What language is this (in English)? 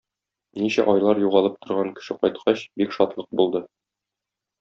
Tatar